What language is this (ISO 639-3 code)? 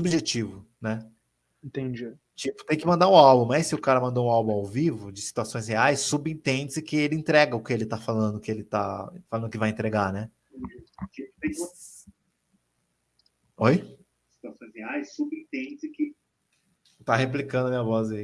por